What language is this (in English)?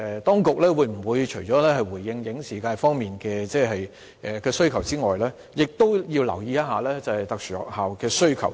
Cantonese